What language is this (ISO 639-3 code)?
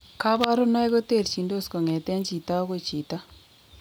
kln